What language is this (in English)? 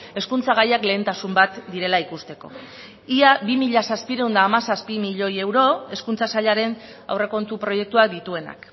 Basque